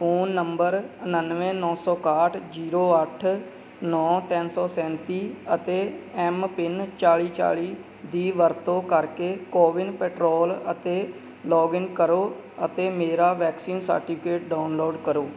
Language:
Punjabi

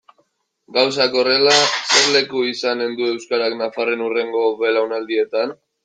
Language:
Basque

